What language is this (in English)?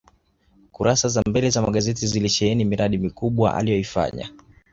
Swahili